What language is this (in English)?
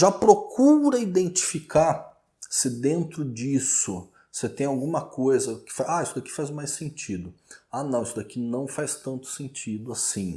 Portuguese